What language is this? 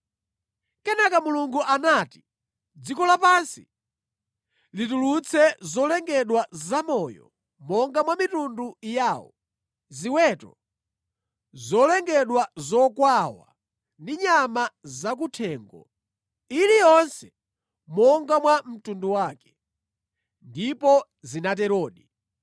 Nyanja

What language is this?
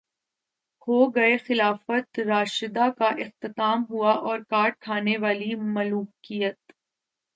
Urdu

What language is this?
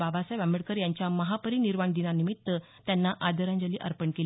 Marathi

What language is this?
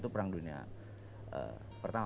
Indonesian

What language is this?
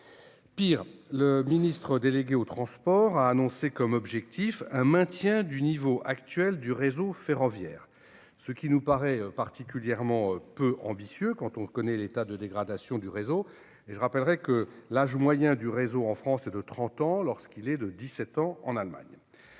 French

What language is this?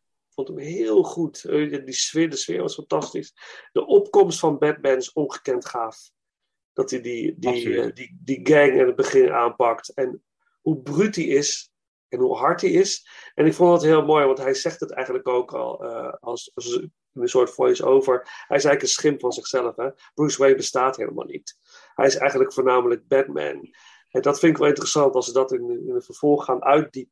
Dutch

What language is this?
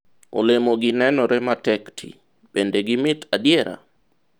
Luo (Kenya and Tanzania)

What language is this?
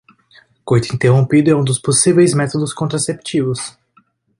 Portuguese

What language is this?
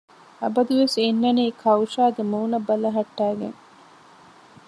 Divehi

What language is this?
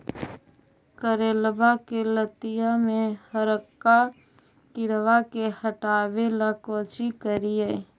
Magahi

